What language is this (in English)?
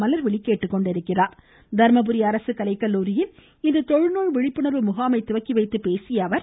Tamil